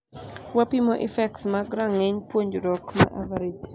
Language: Luo (Kenya and Tanzania)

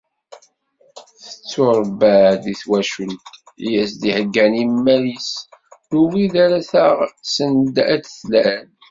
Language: Kabyle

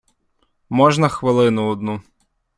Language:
Ukrainian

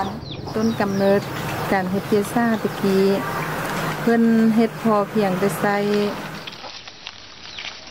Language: Thai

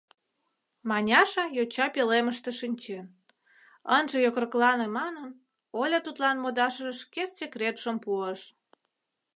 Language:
Mari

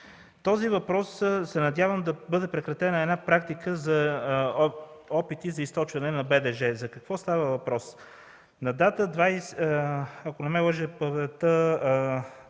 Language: Bulgarian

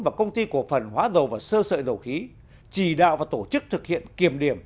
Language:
Vietnamese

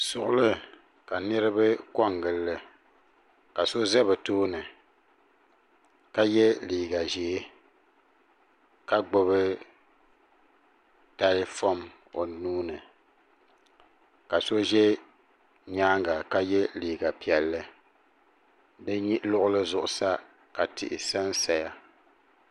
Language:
Dagbani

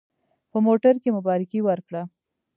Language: Pashto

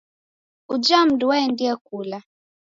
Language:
Taita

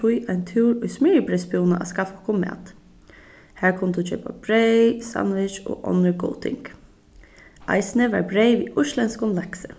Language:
Faroese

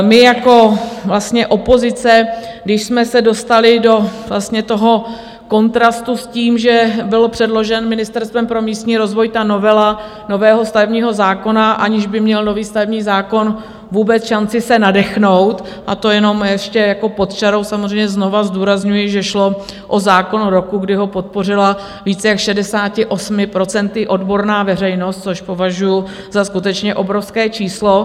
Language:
Czech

